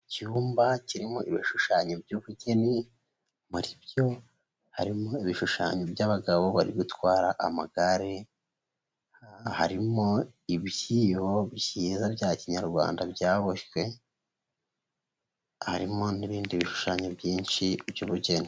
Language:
Kinyarwanda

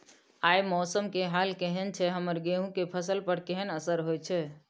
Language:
Maithili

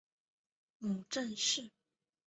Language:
Chinese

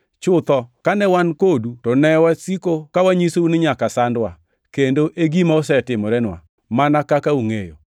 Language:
Luo (Kenya and Tanzania)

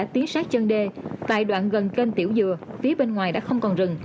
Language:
Vietnamese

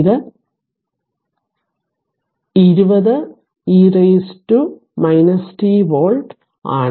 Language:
Malayalam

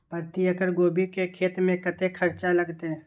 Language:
Maithili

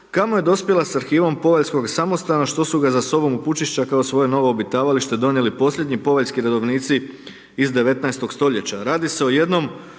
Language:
Croatian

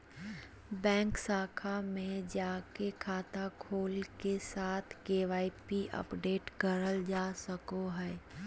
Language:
Magahi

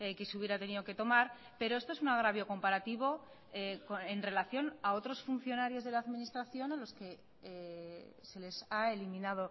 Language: Spanish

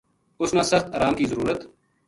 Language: Gujari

